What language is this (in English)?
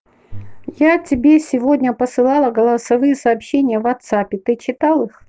Russian